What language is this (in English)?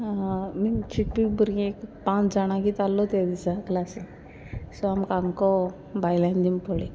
Konkani